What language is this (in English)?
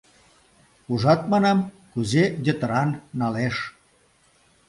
Mari